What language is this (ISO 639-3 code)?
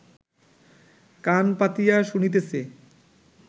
ben